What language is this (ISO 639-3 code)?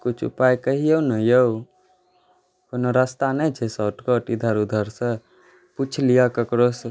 mai